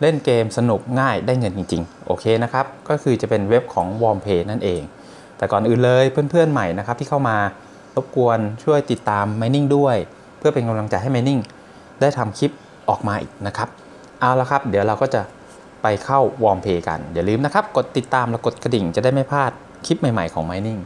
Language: Thai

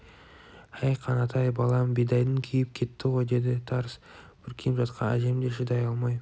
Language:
Kazakh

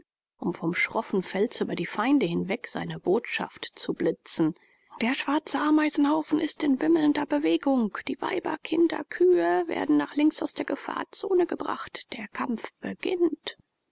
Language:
German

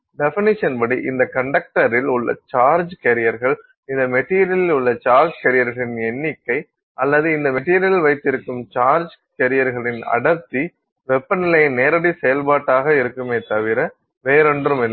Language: Tamil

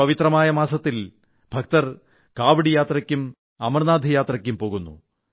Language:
Malayalam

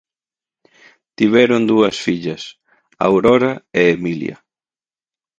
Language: Galician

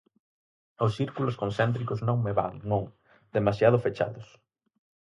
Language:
Galician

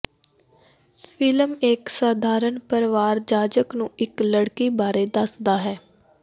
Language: Punjabi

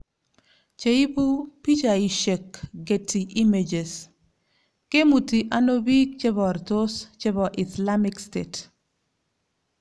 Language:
Kalenjin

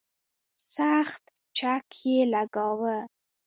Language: Pashto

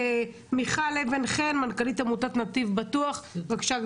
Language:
Hebrew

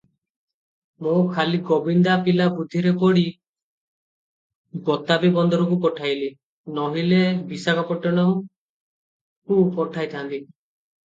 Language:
Odia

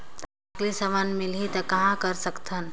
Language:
Chhattisgarhi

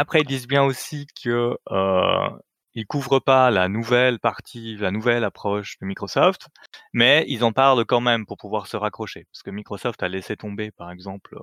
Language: French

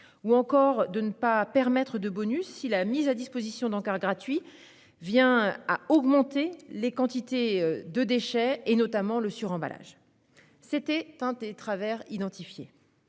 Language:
French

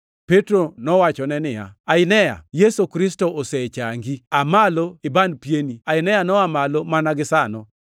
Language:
Luo (Kenya and Tanzania)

